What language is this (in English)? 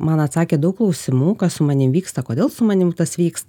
Lithuanian